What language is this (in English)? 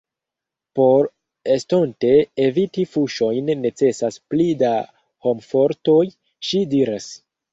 Esperanto